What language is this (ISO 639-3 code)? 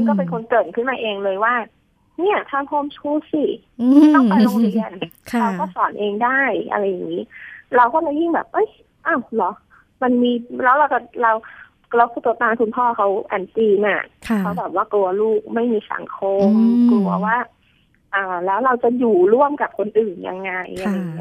tha